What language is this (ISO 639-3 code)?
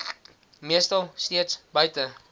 afr